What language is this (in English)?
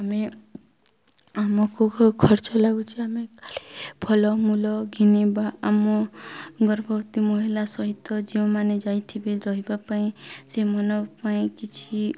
Odia